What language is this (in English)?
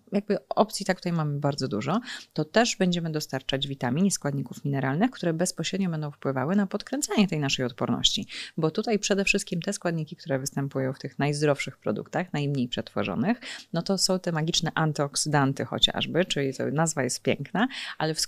Polish